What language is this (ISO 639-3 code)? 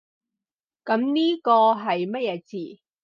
yue